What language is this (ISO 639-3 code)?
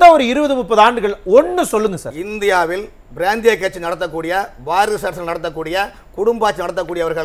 kor